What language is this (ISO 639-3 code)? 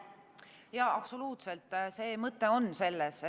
est